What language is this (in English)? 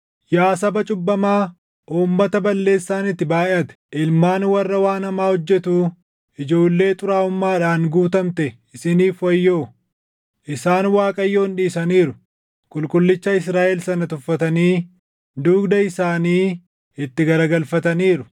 Oromo